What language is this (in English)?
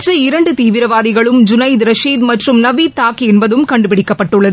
Tamil